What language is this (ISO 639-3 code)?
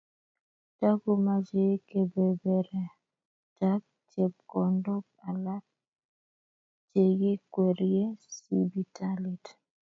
kln